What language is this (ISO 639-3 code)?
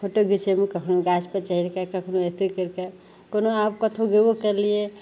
mai